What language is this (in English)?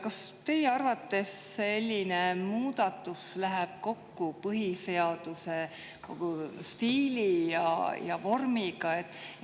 Estonian